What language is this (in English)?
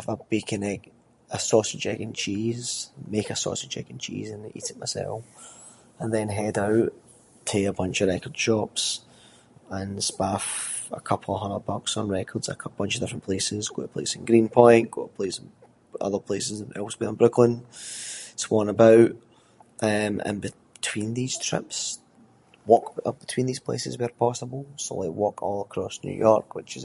Scots